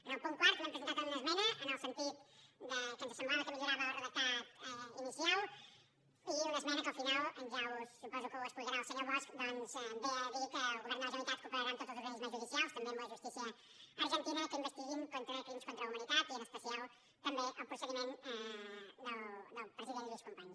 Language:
Catalan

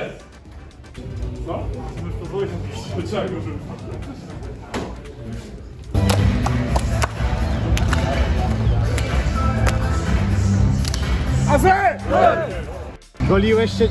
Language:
Polish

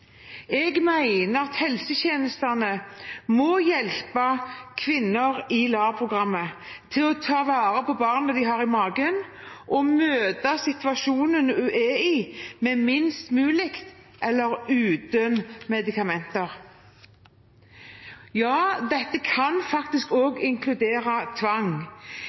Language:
Norwegian Bokmål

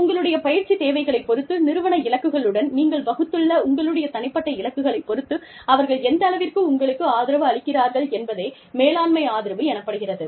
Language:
Tamil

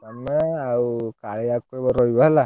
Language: Odia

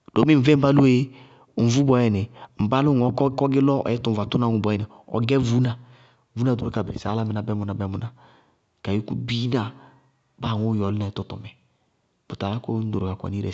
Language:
Bago-Kusuntu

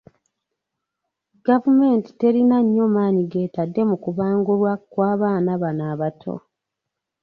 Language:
Ganda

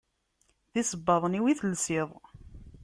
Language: Kabyle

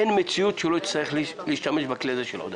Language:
Hebrew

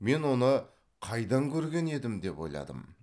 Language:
Kazakh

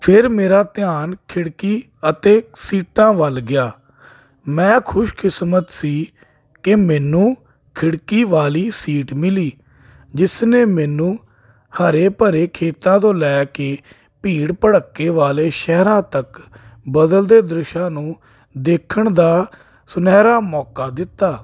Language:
Punjabi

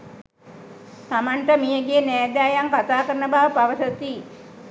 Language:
Sinhala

